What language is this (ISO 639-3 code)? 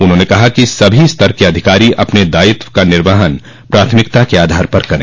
hin